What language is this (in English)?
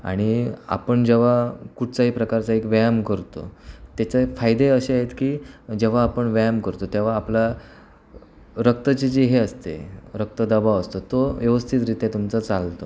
Marathi